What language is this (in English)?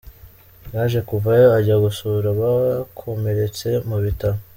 Kinyarwanda